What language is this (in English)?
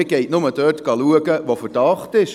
Swiss German